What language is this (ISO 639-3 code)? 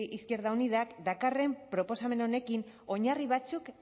eus